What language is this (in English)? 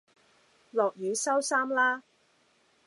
Cantonese